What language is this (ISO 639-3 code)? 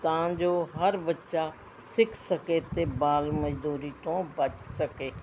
pan